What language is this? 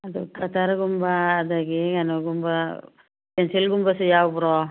Manipuri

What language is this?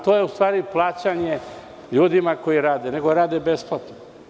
Serbian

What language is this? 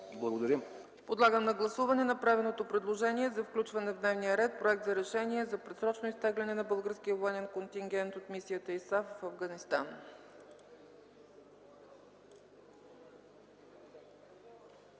Bulgarian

